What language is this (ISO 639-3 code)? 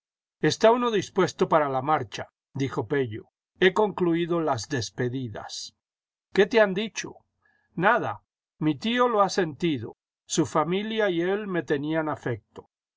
spa